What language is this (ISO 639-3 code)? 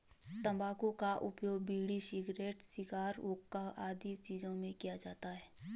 hin